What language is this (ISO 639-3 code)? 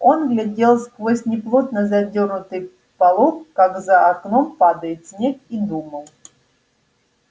rus